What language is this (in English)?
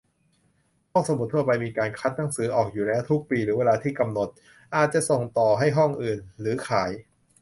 Thai